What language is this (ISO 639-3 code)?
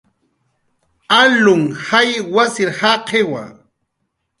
jqr